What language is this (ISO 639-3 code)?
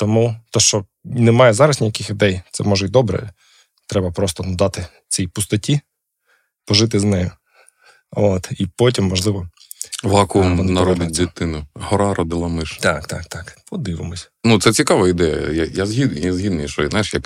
ukr